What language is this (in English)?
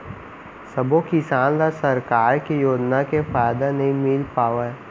Chhattisgarhi